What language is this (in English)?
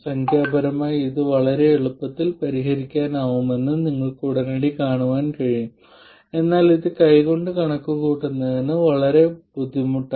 Malayalam